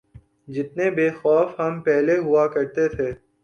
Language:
Urdu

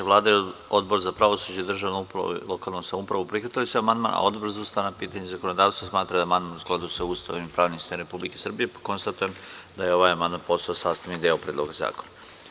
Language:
Serbian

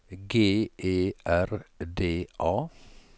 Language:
Norwegian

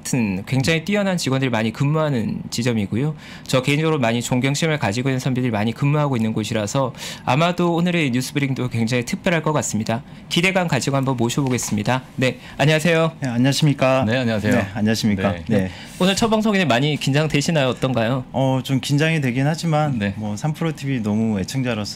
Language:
Korean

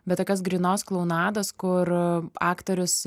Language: Lithuanian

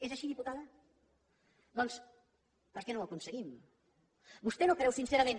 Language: Catalan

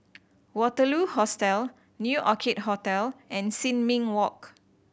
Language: English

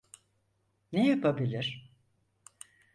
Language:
Turkish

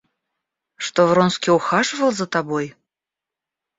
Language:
Russian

